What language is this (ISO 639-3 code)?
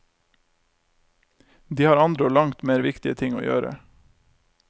nor